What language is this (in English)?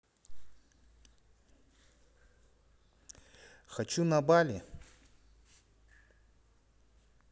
Russian